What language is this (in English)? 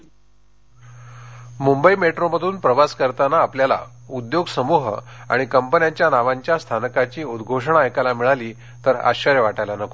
Marathi